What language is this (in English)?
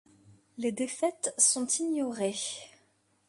French